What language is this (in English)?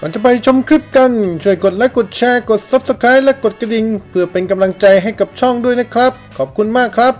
Thai